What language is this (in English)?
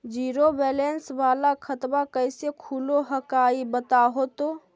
Magahi